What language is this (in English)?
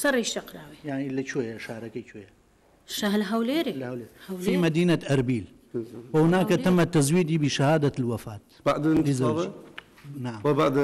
Arabic